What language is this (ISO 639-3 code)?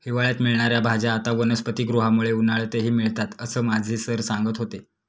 mar